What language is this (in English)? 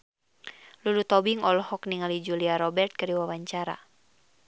Sundanese